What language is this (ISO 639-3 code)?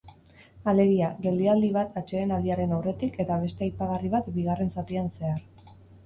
eus